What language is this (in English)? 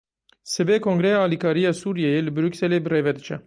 Kurdish